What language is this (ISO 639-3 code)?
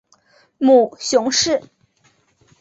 zho